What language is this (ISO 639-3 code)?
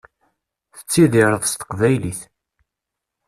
kab